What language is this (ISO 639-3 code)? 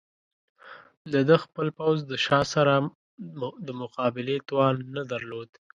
pus